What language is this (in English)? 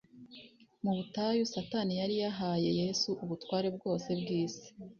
Kinyarwanda